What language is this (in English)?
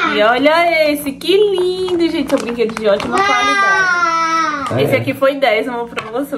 Portuguese